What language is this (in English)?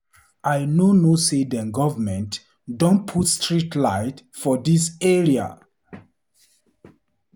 Nigerian Pidgin